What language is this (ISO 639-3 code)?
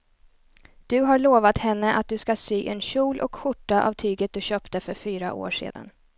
swe